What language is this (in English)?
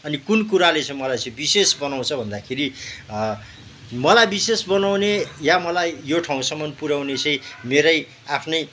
Nepali